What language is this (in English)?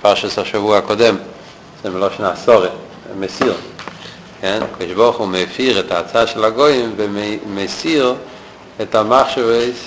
Hebrew